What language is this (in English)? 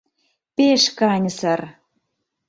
Mari